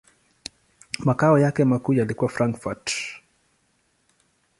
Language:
Swahili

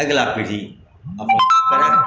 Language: Maithili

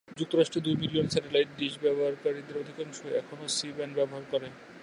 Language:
Bangla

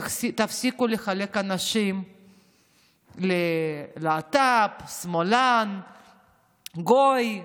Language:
Hebrew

